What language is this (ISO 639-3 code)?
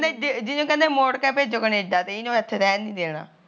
pan